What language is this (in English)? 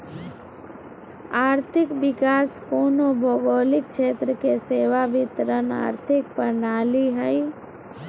Magahi